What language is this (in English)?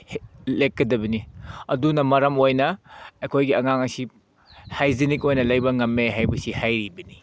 Manipuri